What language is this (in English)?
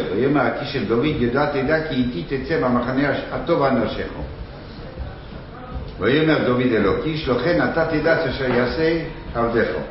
Hebrew